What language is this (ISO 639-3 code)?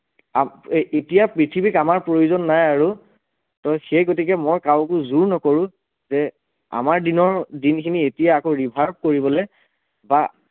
asm